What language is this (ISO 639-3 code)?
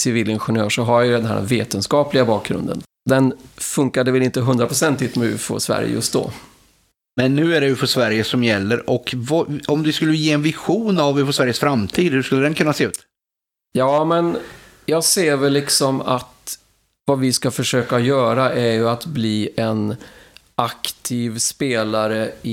swe